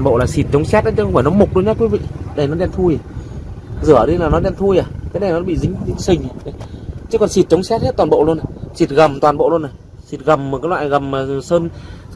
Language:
Vietnamese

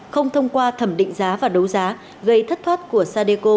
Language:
Vietnamese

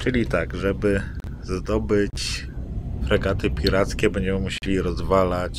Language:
Polish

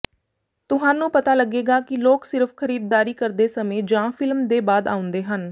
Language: Punjabi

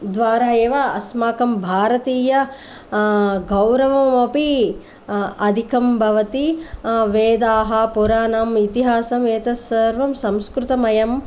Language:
Sanskrit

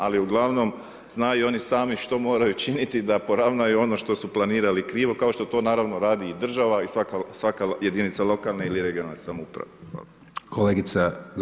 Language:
Croatian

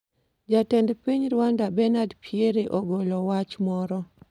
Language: Luo (Kenya and Tanzania)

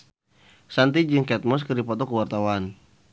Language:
Sundanese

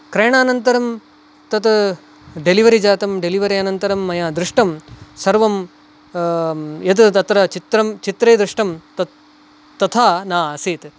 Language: Sanskrit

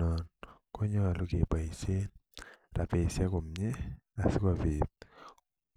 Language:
Kalenjin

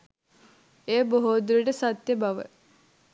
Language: Sinhala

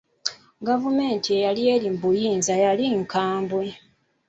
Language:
Ganda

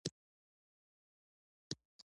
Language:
Pashto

